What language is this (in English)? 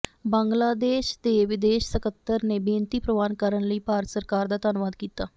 Punjabi